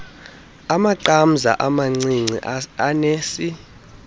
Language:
Xhosa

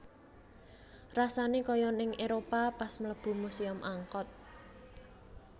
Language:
Javanese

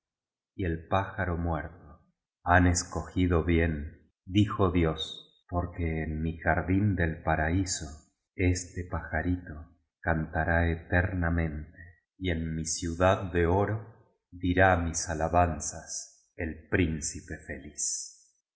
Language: Spanish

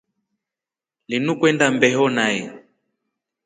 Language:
Rombo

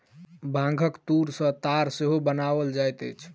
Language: Maithili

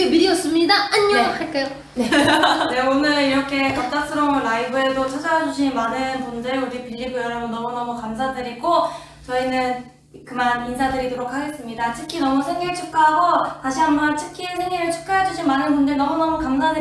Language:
Korean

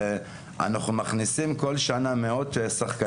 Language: Hebrew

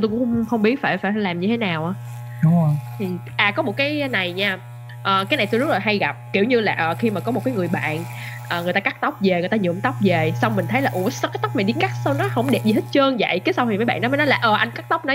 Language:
Vietnamese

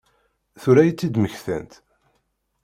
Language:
Kabyle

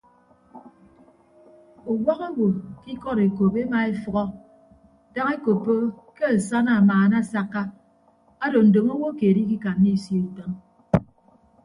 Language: Ibibio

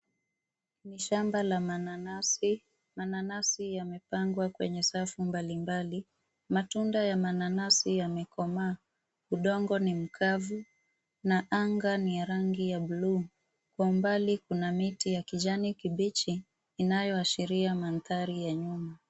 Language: Swahili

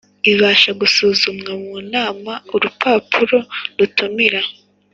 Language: Kinyarwanda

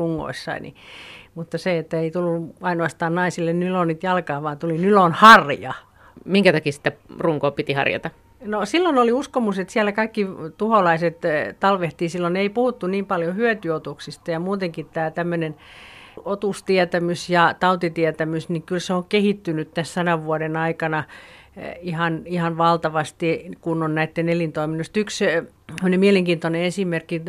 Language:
Finnish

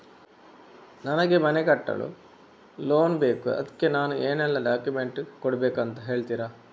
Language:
Kannada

